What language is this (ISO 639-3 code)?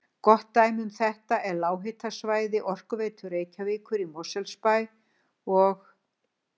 isl